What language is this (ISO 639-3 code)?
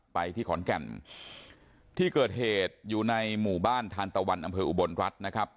tha